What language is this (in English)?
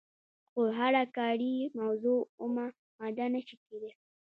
Pashto